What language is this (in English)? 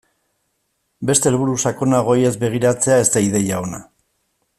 Basque